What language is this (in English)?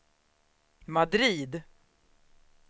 Swedish